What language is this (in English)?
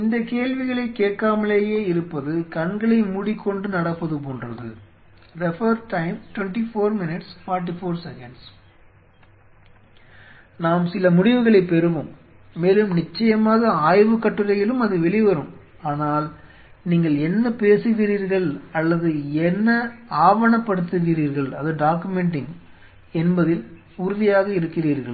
Tamil